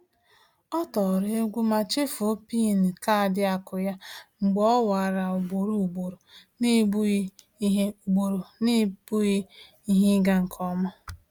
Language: Igbo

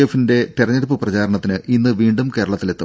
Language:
Malayalam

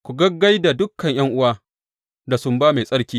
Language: Hausa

